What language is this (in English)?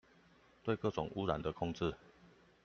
Chinese